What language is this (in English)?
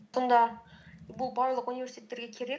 Kazakh